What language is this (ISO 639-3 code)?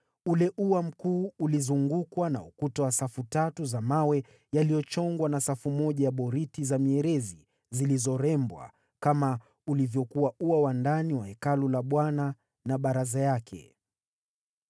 swa